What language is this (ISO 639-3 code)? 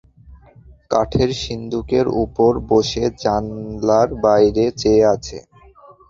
ben